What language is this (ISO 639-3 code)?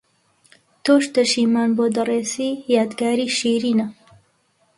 ckb